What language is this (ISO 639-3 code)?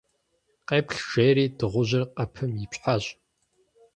kbd